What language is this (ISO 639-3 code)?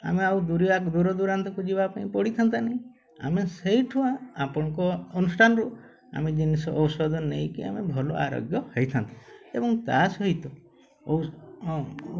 ori